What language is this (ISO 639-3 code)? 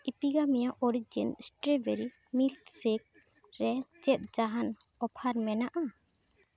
sat